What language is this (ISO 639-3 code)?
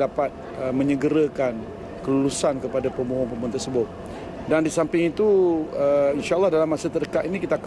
msa